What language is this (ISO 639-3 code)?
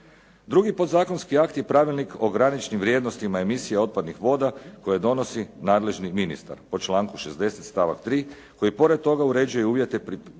hrv